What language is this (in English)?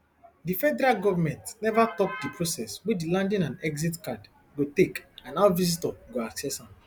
Nigerian Pidgin